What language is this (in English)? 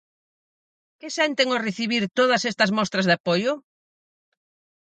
Galician